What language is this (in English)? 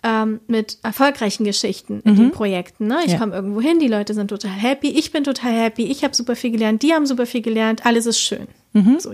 German